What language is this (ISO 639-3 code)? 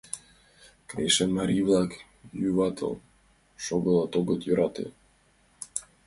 chm